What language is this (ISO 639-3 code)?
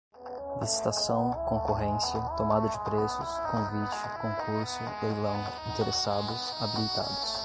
por